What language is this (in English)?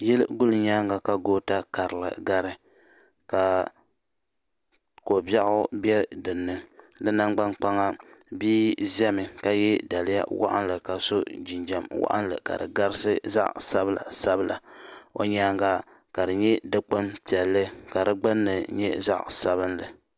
Dagbani